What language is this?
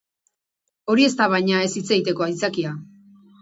Basque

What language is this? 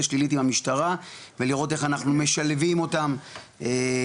Hebrew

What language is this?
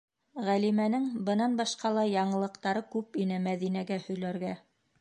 Bashkir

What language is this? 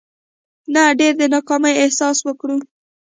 Pashto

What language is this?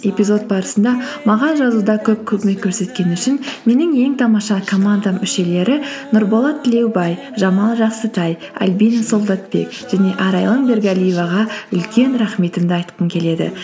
Kazakh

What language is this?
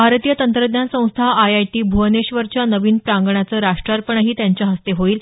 Marathi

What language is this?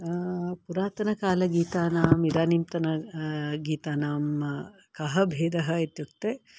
Sanskrit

